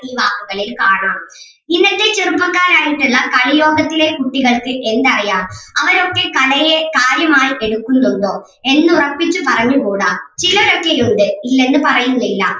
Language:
Malayalam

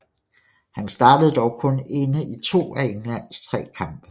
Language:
Danish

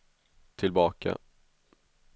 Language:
Swedish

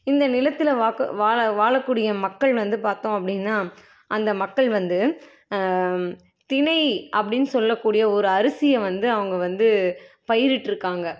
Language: Tamil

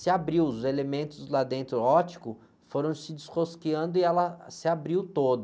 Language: Portuguese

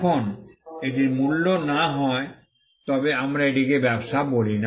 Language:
Bangla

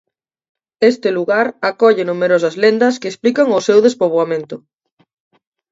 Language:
Galician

